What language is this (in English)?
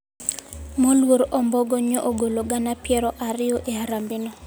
Luo (Kenya and Tanzania)